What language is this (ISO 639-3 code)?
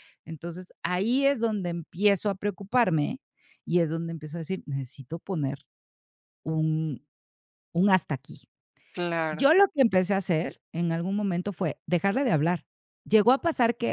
spa